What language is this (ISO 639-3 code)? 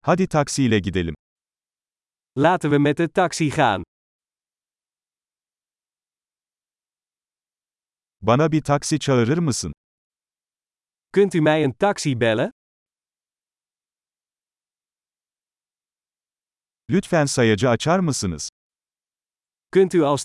tur